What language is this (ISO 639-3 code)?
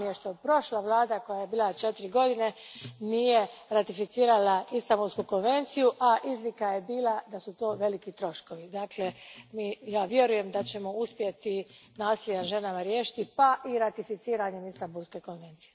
hrv